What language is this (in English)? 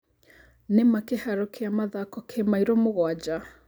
Kikuyu